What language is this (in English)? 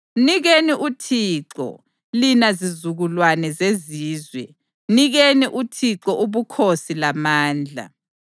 North Ndebele